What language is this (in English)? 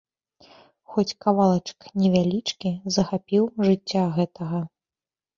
Belarusian